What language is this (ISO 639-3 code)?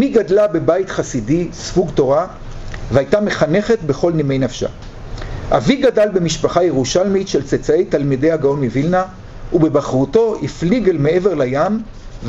heb